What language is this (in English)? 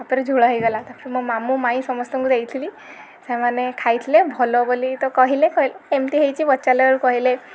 Odia